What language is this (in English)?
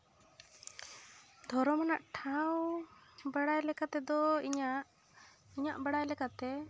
Santali